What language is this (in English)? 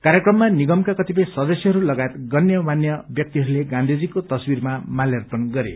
Nepali